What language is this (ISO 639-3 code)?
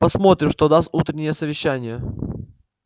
rus